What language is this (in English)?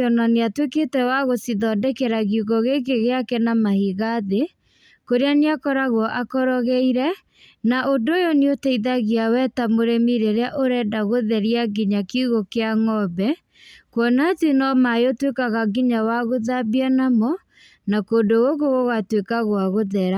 Kikuyu